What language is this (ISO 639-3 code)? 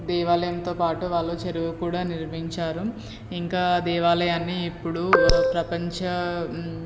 tel